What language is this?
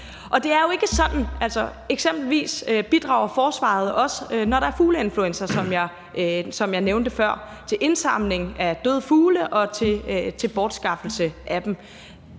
Danish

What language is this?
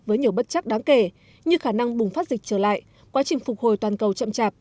Vietnamese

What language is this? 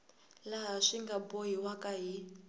Tsonga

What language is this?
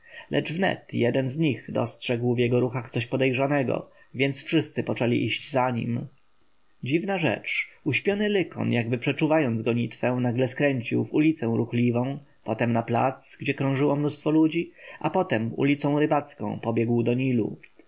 Polish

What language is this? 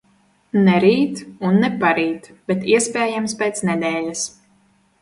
Latvian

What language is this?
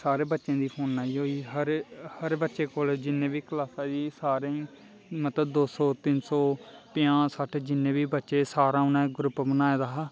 Dogri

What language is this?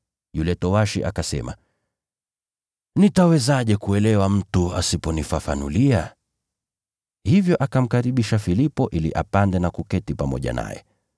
Swahili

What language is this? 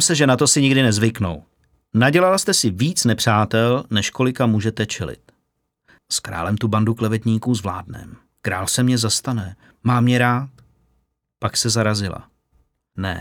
Czech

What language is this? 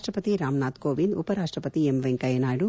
Kannada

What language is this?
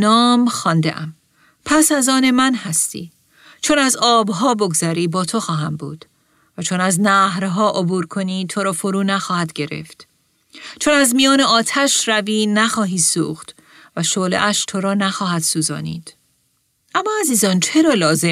Persian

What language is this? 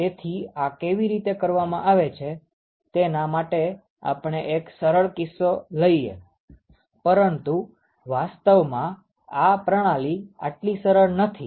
Gujarati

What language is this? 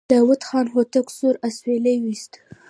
Pashto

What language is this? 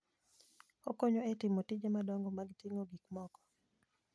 Luo (Kenya and Tanzania)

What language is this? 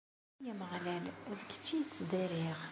Kabyle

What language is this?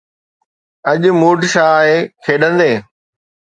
Sindhi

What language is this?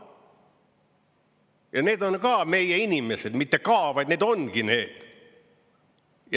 Estonian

